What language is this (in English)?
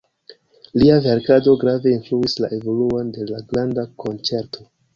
Esperanto